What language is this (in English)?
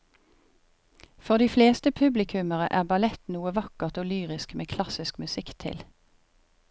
Norwegian